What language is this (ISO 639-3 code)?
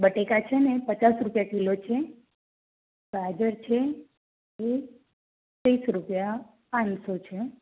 guj